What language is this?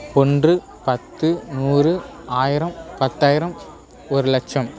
Tamil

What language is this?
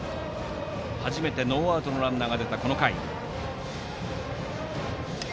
Japanese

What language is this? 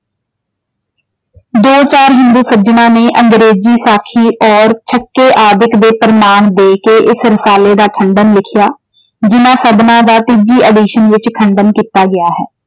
Punjabi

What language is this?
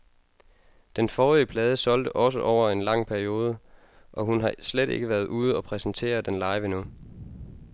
Danish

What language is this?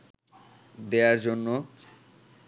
Bangla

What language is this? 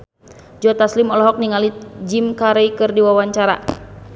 Sundanese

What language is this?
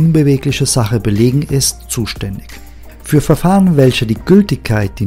German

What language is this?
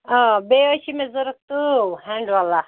Kashmiri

